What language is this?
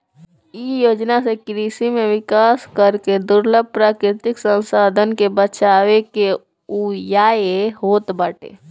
Bhojpuri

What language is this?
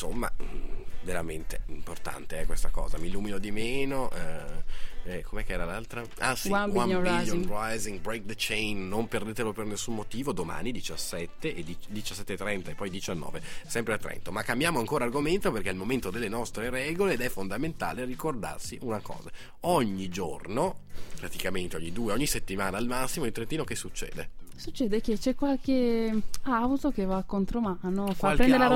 Italian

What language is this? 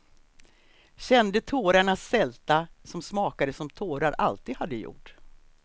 Swedish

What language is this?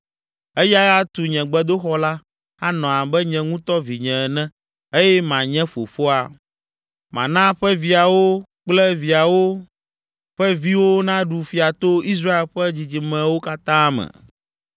Ewe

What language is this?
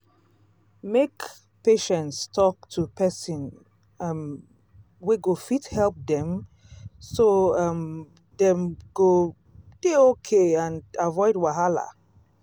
Nigerian Pidgin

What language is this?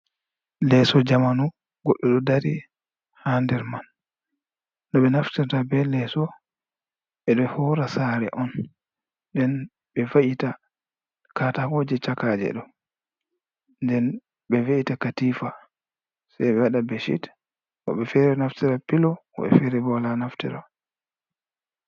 Fula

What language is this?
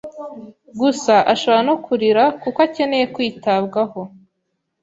Kinyarwanda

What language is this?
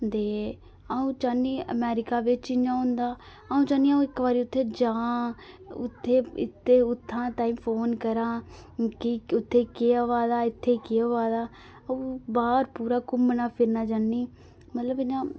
Dogri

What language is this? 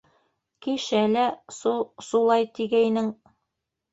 Bashkir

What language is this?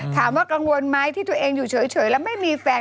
Thai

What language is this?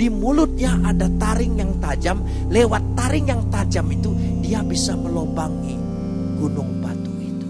Indonesian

